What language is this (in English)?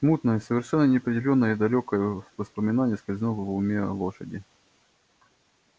Russian